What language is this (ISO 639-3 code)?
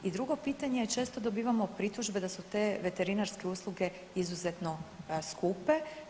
hrv